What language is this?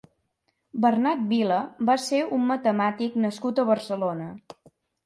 Catalan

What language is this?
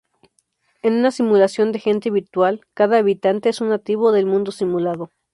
Spanish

